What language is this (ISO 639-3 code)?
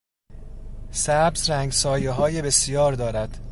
fas